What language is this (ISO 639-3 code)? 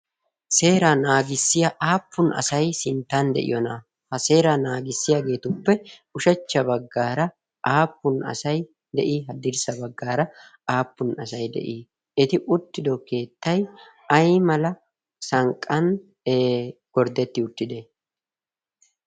wal